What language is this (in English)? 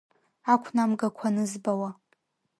Abkhazian